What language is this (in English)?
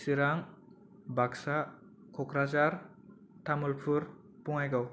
Bodo